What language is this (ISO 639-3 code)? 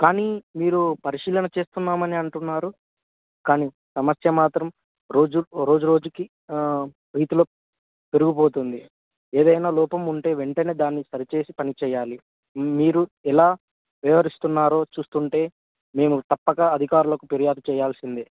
tel